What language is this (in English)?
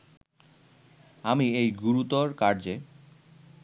Bangla